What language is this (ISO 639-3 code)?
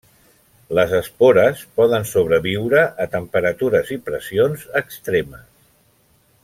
cat